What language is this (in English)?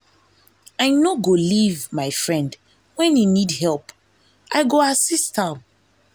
Nigerian Pidgin